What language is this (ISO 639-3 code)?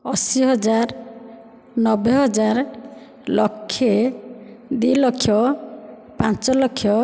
ori